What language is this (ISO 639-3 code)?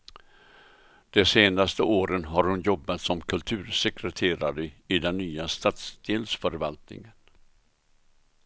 swe